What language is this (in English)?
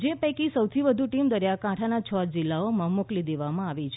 Gujarati